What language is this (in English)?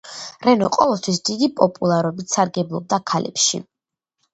Georgian